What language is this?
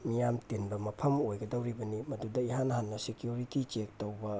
Manipuri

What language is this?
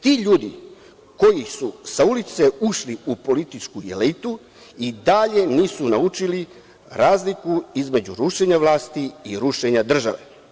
Serbian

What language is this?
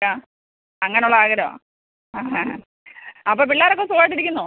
Malayalam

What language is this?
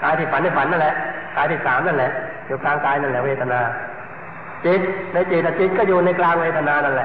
Thai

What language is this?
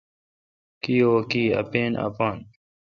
Kalkoti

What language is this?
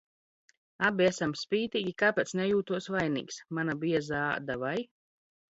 Latvian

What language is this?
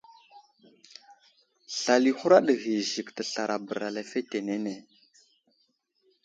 Wuzlam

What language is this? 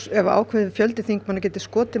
Icelandic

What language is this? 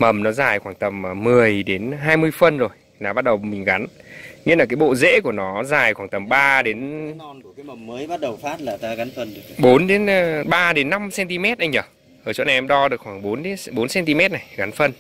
Vietnamese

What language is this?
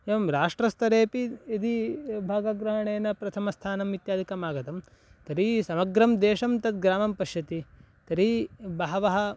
Sanskrit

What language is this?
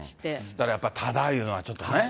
Japanese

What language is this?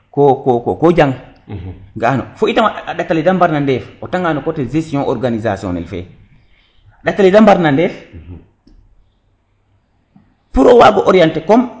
Serer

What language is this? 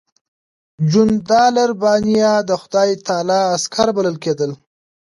Pashto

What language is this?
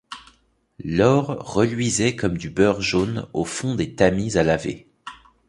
French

